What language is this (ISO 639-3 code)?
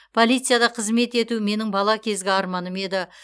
kaz